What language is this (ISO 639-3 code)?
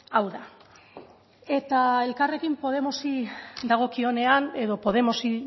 eus